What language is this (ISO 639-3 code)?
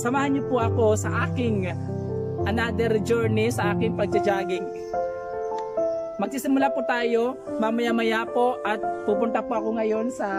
fil